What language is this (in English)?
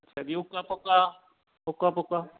Punjabi